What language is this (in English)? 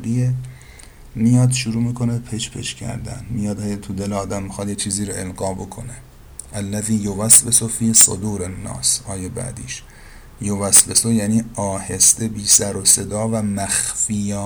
Persian